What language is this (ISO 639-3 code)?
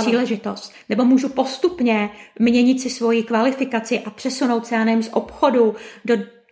ces